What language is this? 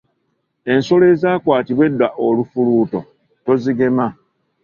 Ganda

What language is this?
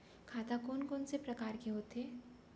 Chhattisgarhi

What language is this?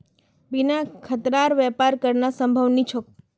Magahi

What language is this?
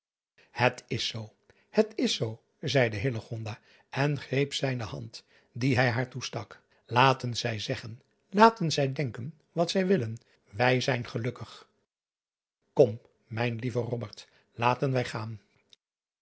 Dutch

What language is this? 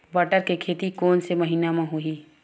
Chhattisgarhi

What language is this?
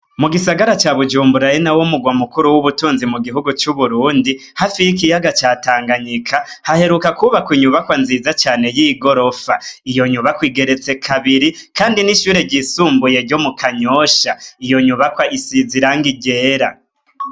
Rundi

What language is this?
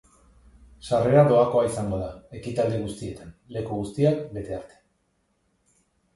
Basque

